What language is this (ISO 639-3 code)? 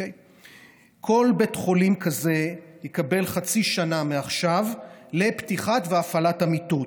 heb